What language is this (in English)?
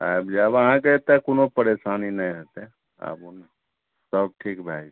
Maithili